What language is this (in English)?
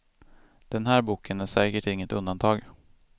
Swedish